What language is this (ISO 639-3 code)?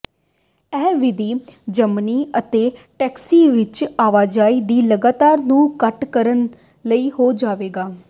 pan